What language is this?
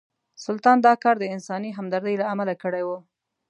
Pashto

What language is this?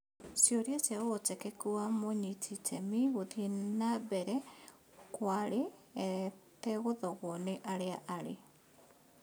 Kikuyu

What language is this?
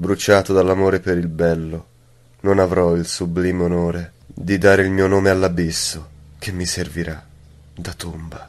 Italian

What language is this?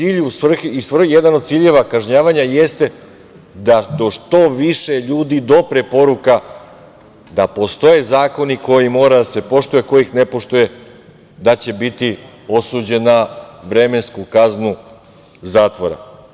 Serbian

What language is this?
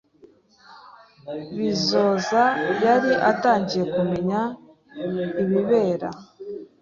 Kinyarwanda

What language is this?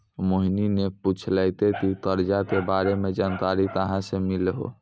Maithili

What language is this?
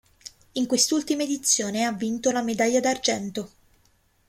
Italian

